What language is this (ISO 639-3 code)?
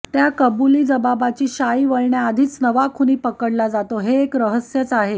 mar